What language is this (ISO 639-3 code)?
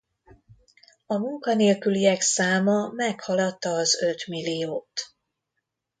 hun